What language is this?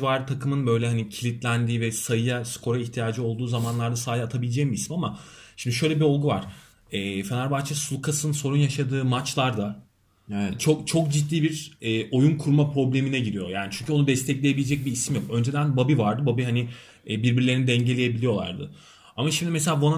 Turkish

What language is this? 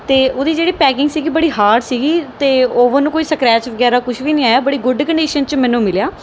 Punjabi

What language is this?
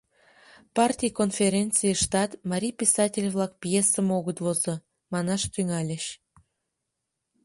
Mari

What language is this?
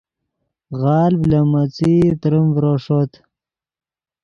Yidgha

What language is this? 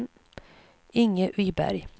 Swedish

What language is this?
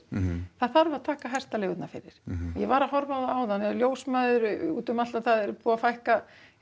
Icelandic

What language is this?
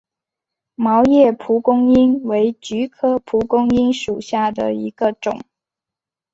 Chinese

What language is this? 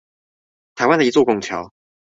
Chinese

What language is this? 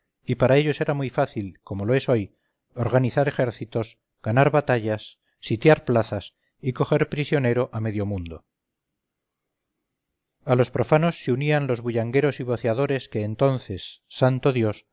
Spanish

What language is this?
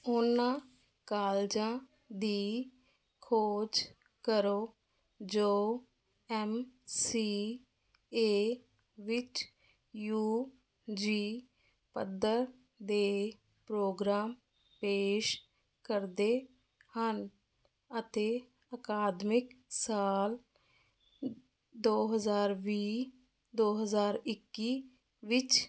Punjabi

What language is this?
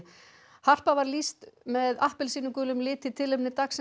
Icelandic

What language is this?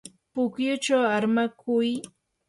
Yanahuanca Pasco Quechua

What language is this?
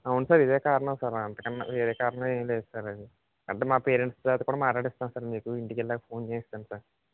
Telugu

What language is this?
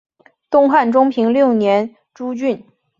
Chinese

